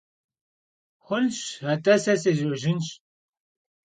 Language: Kabardian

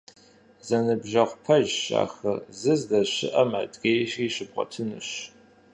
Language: Kabardian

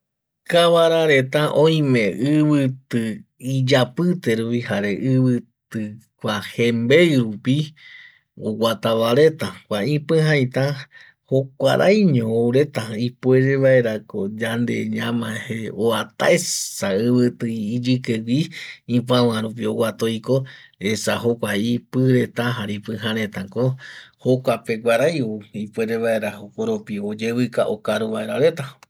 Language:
Eastern Bolivian Guaraní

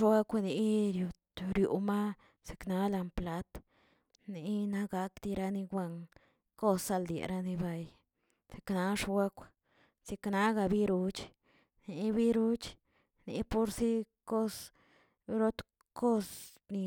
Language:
Tilquiapan Zapotec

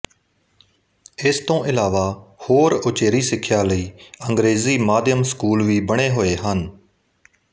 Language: Punjabi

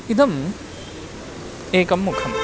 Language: Sanskrit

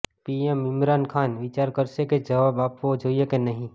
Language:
Gujarati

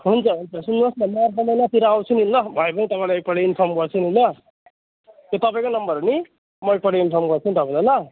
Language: Nepali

